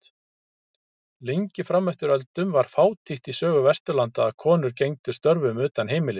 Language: Icelandic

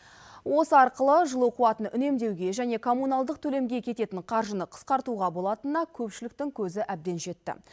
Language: Kazakh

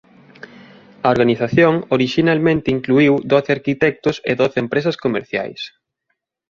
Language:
Galician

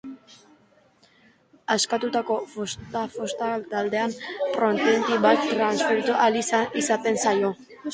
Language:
Basque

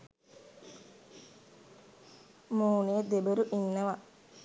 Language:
Sinhala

